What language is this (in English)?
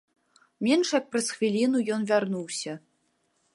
Belarusian